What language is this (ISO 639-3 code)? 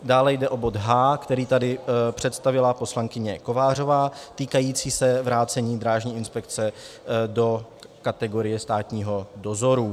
ces